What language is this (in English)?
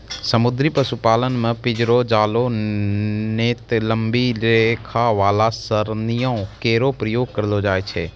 Maithili